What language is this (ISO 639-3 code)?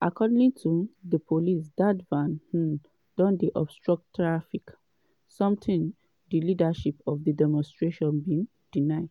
pcm